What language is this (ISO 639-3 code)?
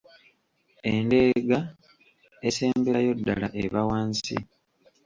lug